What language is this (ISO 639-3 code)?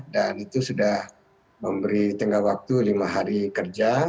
ind